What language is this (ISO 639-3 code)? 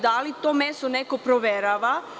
srp